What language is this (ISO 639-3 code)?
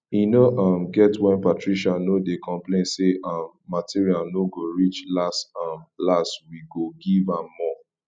pcm